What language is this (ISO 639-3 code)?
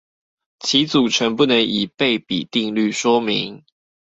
zho